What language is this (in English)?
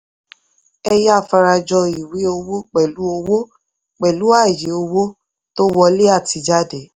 Yoruba